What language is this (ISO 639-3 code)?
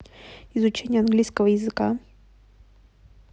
rus